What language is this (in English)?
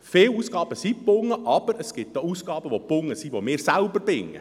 Swiss German